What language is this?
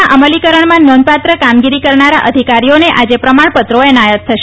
Gujarati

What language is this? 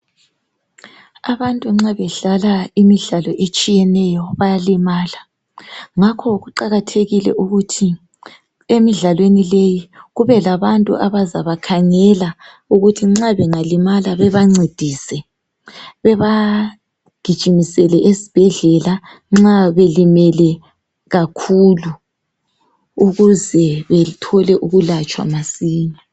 North Ndebele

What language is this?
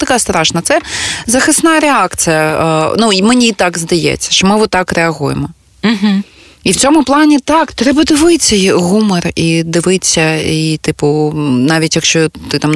Ukrainian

